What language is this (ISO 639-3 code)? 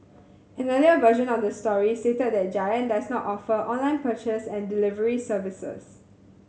eng